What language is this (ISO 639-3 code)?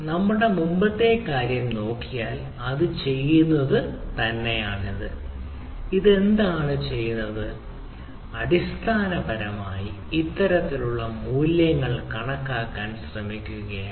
mal